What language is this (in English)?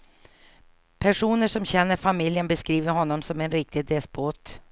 Swedish